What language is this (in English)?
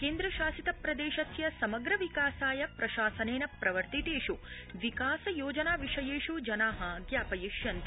Sanskrit